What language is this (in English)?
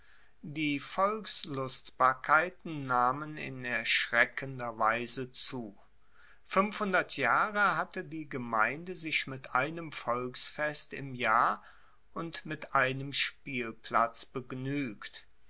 German